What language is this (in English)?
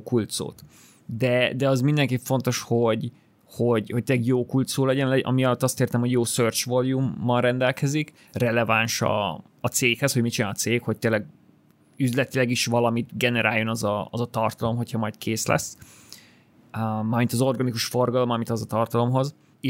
Hungarian